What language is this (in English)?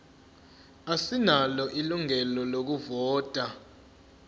Zulu